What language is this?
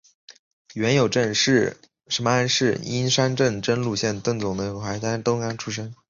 Chinese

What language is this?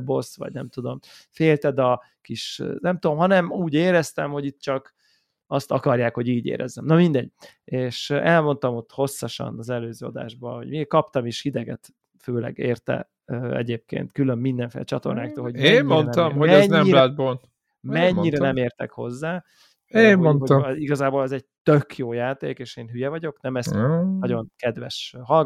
Hungarian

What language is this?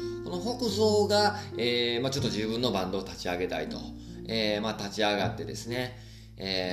Japanese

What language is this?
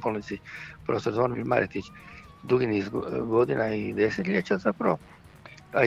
Croatian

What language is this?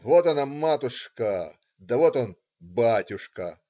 Russian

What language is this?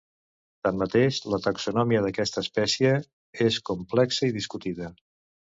Catalan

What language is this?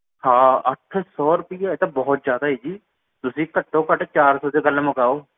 Punjabi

